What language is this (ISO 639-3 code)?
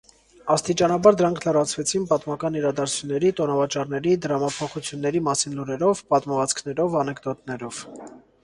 hye